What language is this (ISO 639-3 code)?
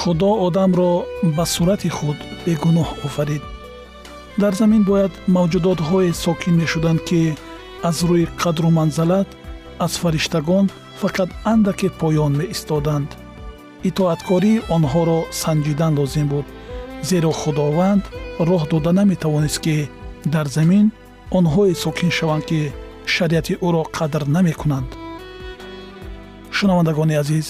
fas